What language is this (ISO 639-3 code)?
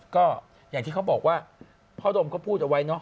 tha